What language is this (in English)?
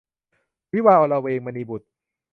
Thai